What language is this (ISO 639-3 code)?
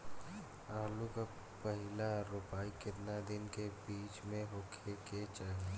bho